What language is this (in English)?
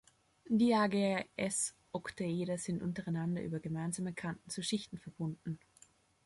German